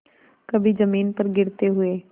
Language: Hindi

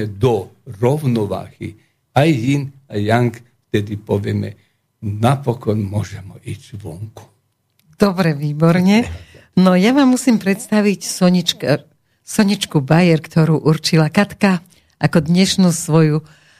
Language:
Slovak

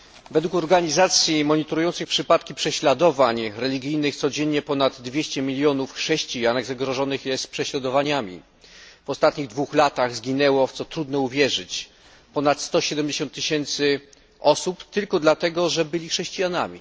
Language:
Polish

